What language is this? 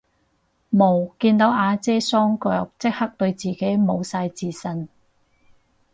Cantonese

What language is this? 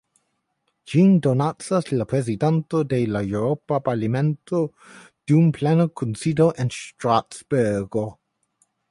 Esperanto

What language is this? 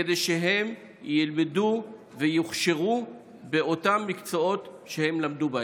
Hebrew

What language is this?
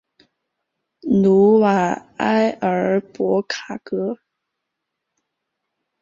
Chinese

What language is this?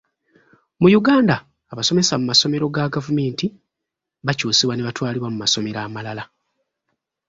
Ganda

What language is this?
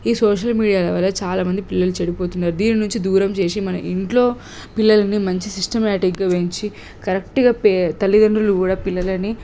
Telugu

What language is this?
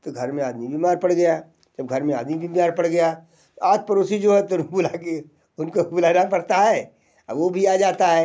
Hindi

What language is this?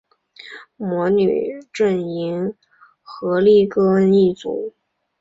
Chinese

